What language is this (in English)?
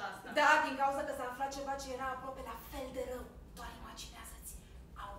Romanian